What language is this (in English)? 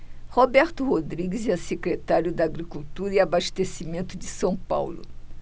Portuguese